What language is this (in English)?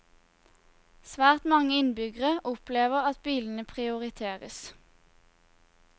Norwegian